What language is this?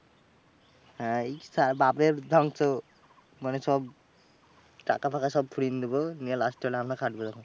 Bangla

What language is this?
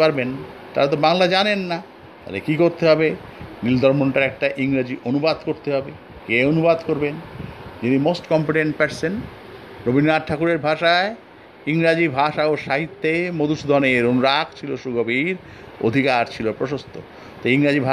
Bangla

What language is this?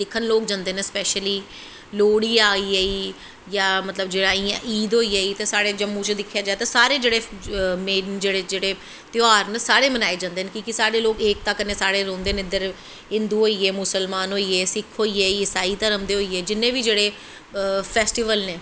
Dogri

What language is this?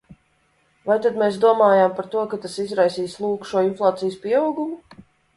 Latvian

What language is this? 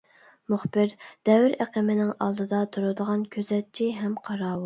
Uyghur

